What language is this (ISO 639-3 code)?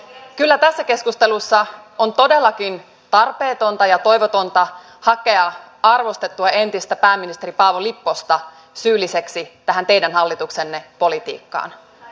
fin